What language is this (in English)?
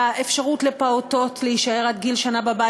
Hebrew